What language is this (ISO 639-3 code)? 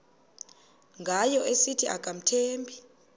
xho